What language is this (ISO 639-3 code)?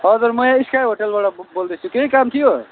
nep